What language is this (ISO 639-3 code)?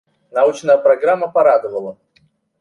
rus